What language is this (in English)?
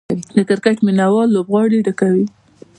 Pashto